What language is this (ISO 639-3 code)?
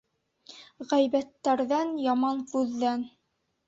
bak